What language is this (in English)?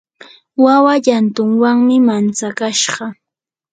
Yanahuanca Pasco Quechua